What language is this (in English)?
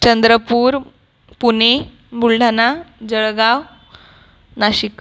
Marathi